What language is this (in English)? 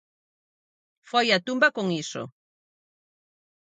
Galician